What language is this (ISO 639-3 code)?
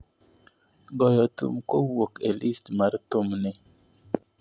luo